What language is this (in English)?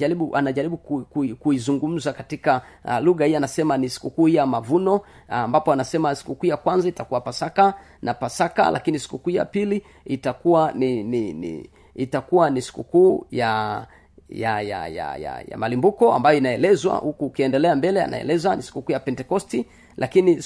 Swahili